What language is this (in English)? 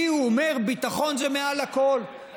Hebrew